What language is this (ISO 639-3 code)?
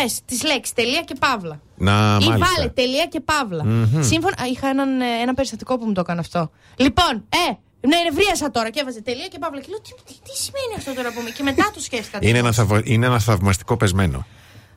ell